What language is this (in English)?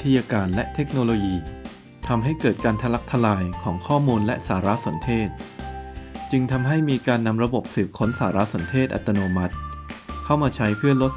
Thai